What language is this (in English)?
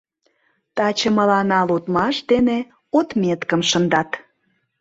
Mari